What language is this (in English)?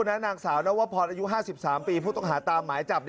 Thai